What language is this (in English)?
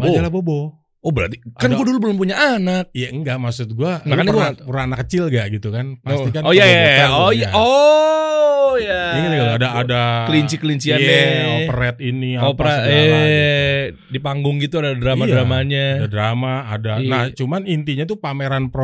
Indonesian